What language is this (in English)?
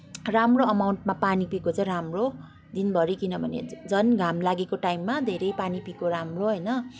Nepali